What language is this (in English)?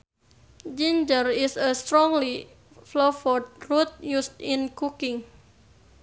Sundanese